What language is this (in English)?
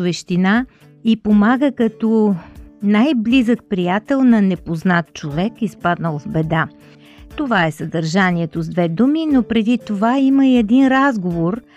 Bulgarian